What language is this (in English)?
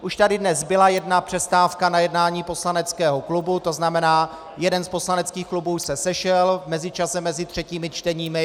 Czech